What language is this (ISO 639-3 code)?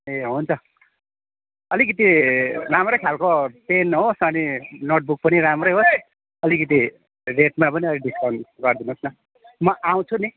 nep